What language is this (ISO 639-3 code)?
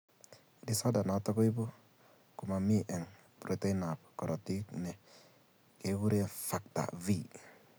kln